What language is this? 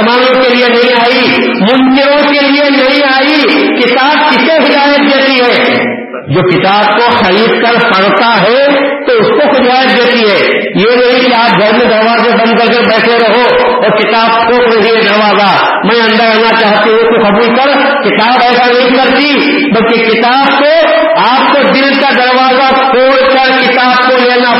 Urdu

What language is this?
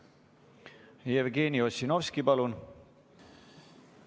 Estonian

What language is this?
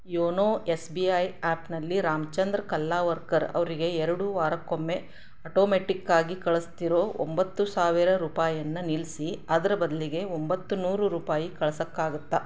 Kannada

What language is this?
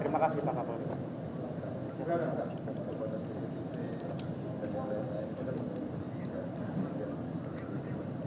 Indonesian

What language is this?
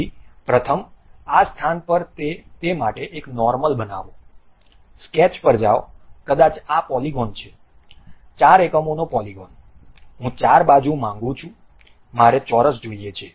Gujarati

